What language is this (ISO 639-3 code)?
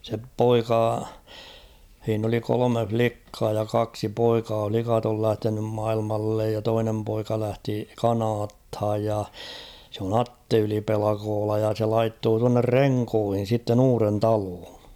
fin